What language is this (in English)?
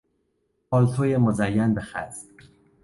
Persian